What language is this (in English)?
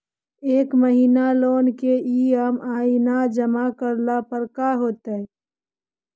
Magahi